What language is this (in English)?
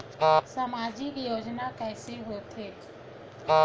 Chhattisgarhi